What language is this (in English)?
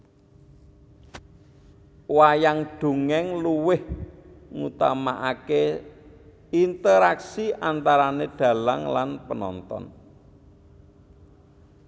Javanese